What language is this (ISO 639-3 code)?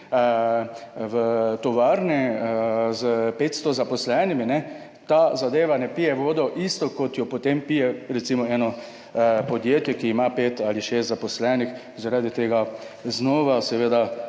slv